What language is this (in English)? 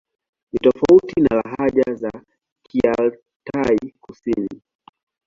Swahili